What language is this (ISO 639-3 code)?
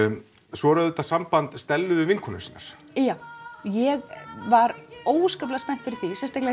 isl